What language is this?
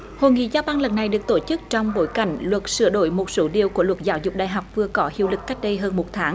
Vietnamese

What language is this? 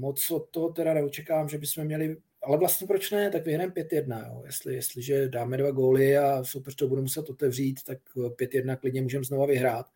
Czech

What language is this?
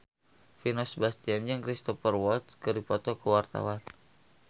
Sundanese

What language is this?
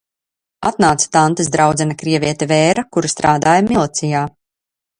Latvian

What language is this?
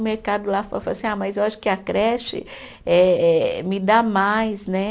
Portuguese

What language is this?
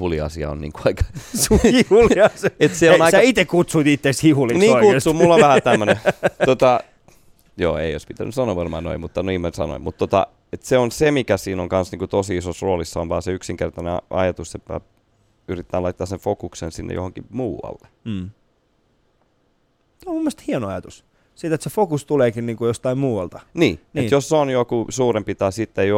Finnish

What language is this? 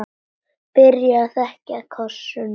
Icelandic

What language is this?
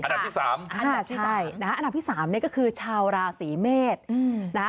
Thai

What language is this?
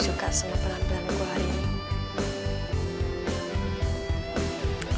Indonesian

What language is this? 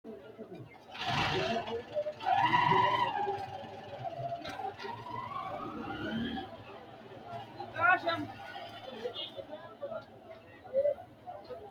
Sidamo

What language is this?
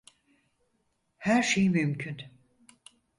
Turkish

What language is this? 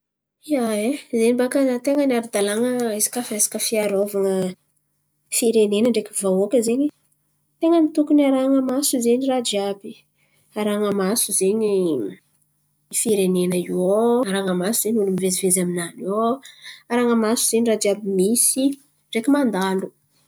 Antankarana Malagasy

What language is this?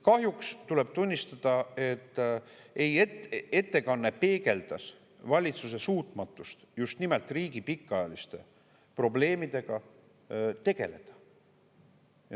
Estonian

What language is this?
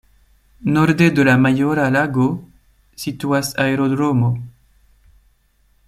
Esperanto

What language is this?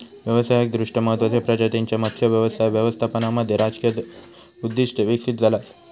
Marathi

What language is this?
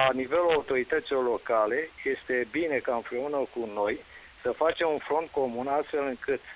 Romanian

